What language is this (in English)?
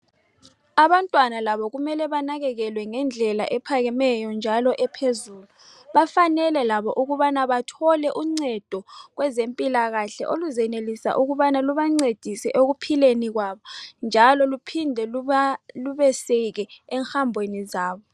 North Ndebele